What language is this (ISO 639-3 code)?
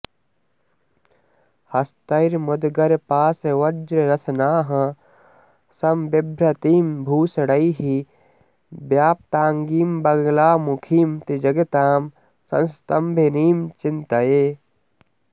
san